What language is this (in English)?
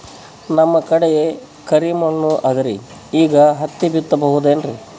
Kannada